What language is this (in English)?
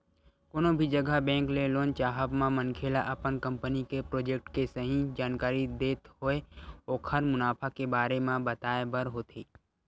Chhattisgarhi